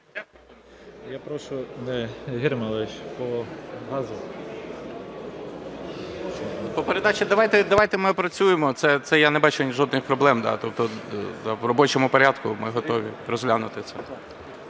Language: Ukrainian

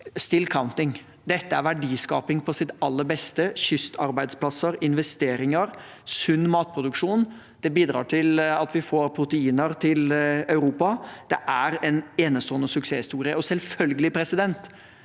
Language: Norwegian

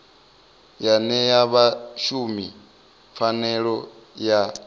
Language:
Venda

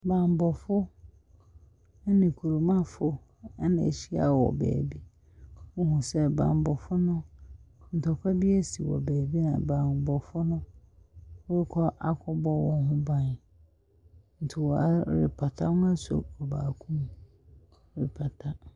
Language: Akan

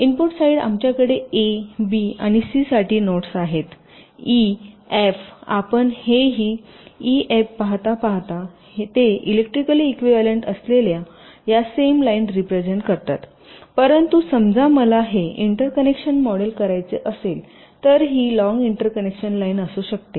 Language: Marathi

